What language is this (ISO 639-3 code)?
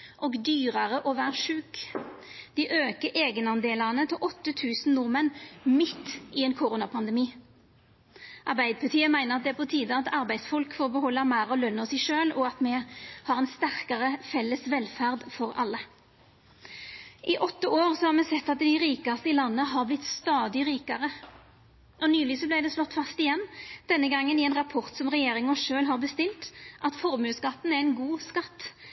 nno